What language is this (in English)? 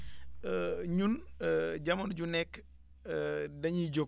Wolof